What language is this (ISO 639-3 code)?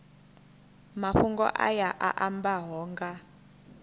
ven